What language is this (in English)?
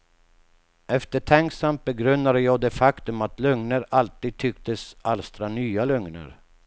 Swedish